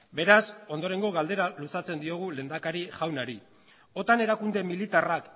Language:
Basque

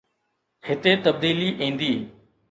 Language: Sindhi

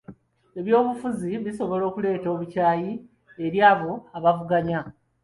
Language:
Ganda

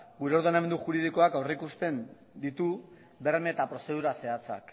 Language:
Basque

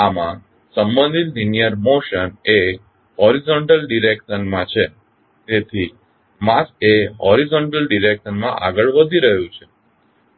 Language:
Gujarati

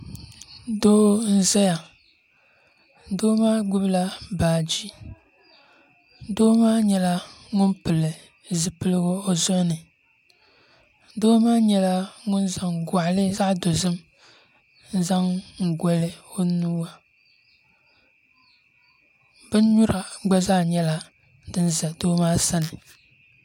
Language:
Dagbani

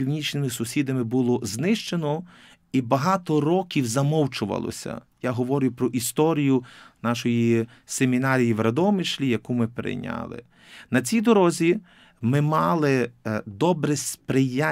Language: Ukrainian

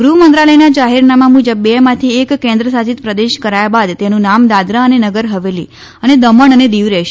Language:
Gujarati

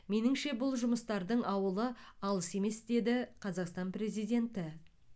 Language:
Kazakh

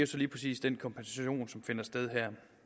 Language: Danish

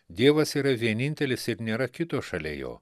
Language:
Lithuanian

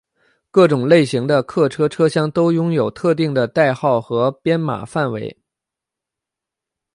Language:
Chinese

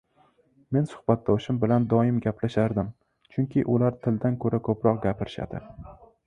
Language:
Uzbek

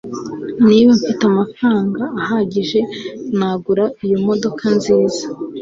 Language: Kinyarwanda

